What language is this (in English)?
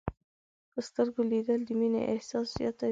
Pashto